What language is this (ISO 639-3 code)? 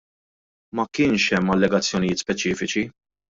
mlt